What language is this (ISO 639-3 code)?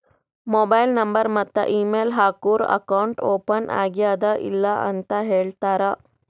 kan